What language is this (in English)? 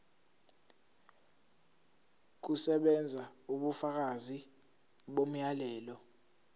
Zulu